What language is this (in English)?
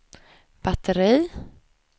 Swedish